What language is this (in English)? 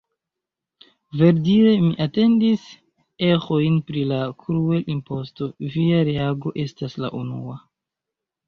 Esperanto